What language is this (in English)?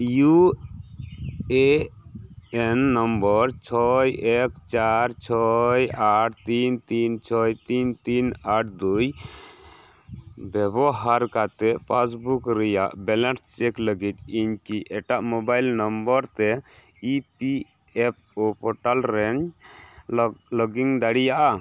Santali